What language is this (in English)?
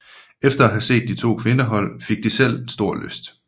Danish